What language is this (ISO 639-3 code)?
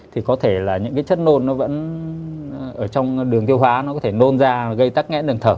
vie